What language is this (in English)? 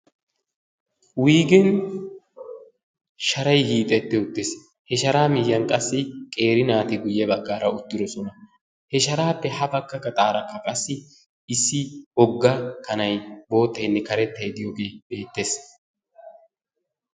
Wolaytta